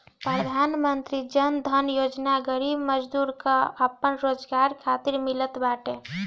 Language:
Bhojpuri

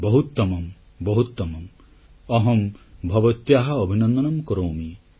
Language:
Odia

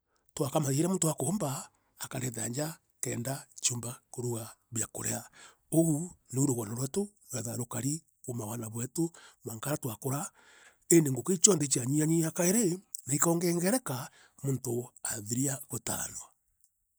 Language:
Meru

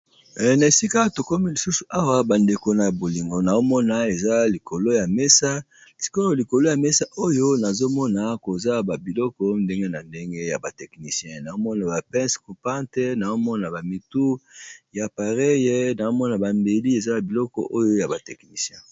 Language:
Lingala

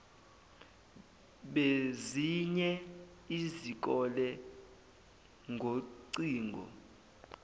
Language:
Zulu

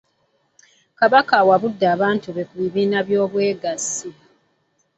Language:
Ganda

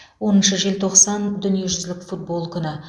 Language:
Kazakh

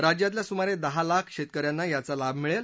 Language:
Marathi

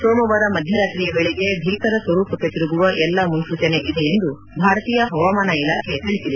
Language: Kannada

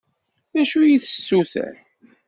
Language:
Kabyle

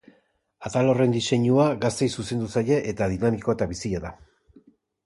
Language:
Basque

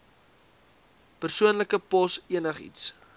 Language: Afrikaans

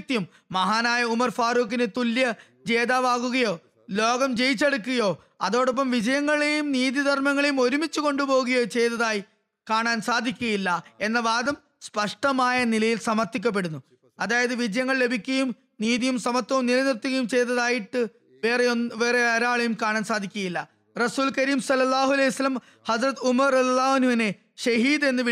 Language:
Malayalam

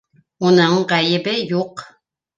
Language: Bashkir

